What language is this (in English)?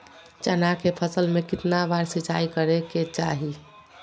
Magahi